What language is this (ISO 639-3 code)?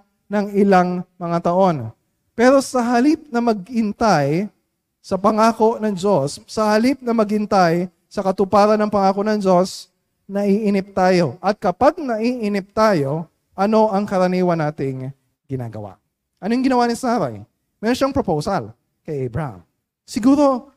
fil